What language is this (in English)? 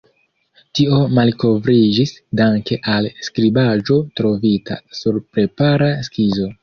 Esperanto